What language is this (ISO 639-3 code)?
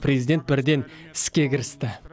kaz